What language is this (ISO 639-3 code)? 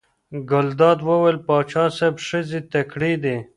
pus